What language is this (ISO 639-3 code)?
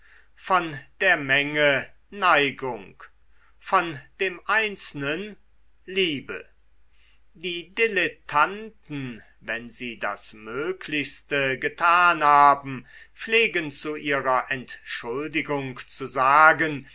deu